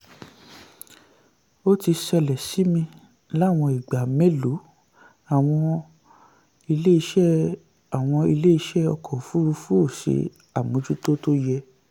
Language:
Yoruba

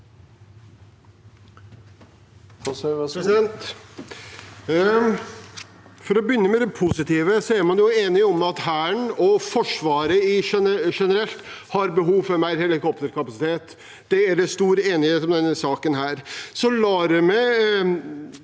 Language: Norwegian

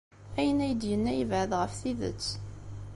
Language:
Kabyle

